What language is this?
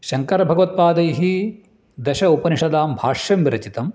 Sanskrit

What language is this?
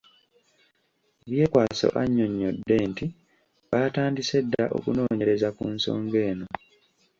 Ganda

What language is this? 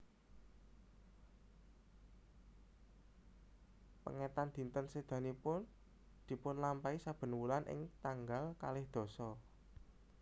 Javanese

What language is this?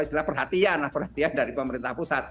Indonesian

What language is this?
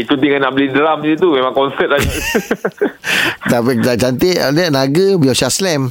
Malay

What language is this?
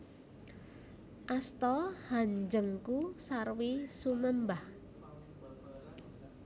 Javanese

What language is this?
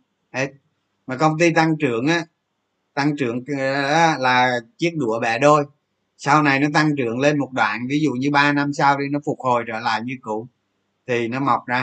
Vietnamese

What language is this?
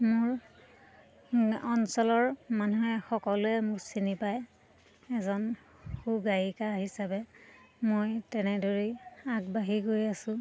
Assamese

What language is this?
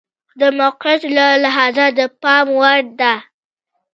Pashto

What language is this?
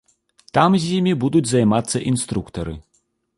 Belarusian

